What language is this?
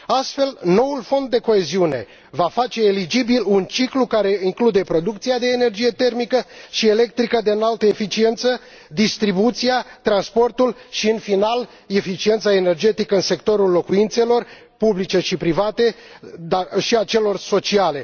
Romanian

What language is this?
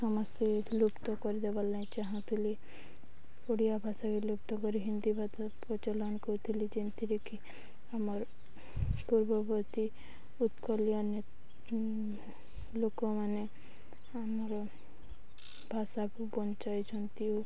Odia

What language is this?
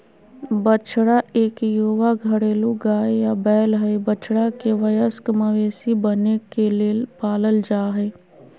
Magahi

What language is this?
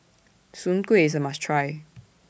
English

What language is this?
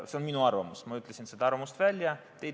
Estonian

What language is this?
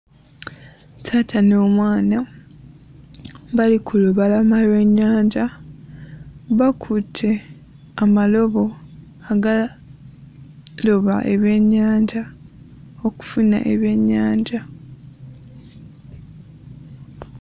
Ganda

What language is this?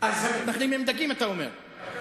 Hebrew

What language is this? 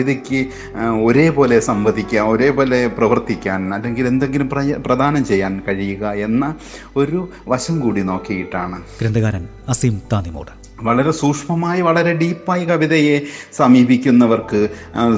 Malayalam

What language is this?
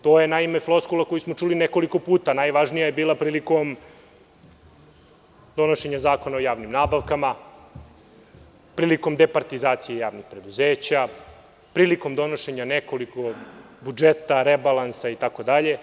Serbian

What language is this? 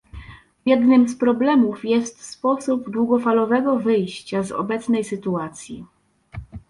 Polish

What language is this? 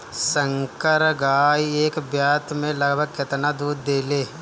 Bhojpuri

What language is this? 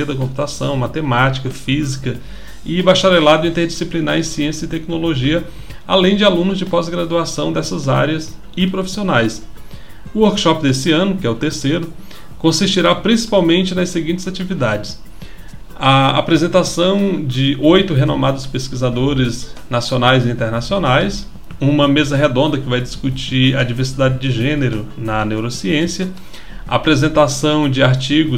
Portuguese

